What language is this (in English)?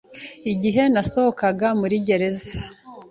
Kinyarwanda